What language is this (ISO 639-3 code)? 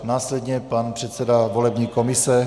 ces